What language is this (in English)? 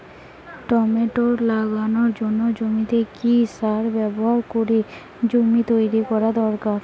Bangla